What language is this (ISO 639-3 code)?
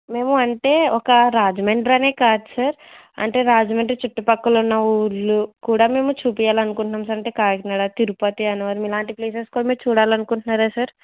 tel